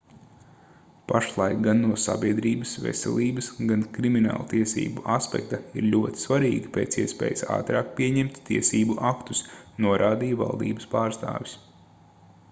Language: Latvian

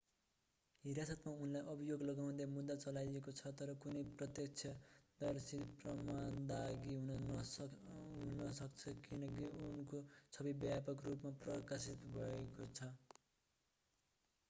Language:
Nepali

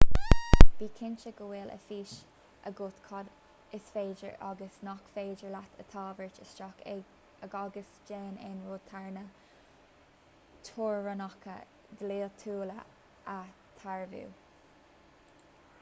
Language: Irish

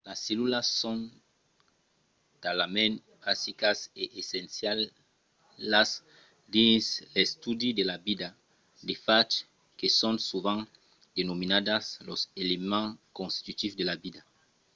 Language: Occitan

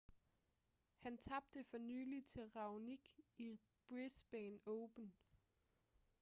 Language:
Danish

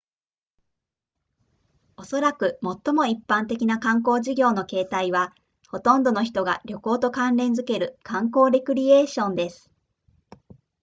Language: Japanese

